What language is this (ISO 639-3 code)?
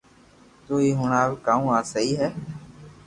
lrk